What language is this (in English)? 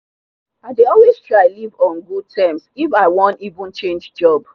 Nigerian Pidgin